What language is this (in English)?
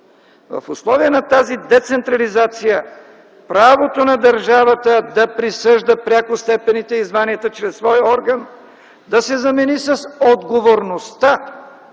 Bulgarian